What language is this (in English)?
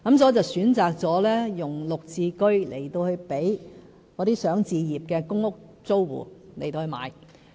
Cantonese